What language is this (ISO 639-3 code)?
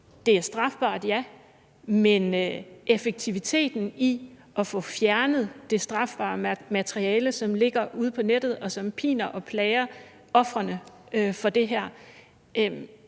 dan